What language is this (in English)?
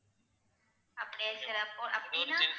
Tamil